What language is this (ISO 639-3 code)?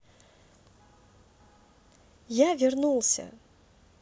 rus